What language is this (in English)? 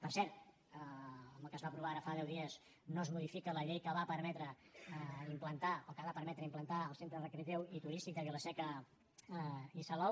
Catalan